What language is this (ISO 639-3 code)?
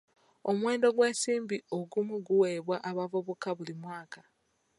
lug